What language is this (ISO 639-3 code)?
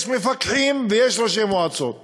heb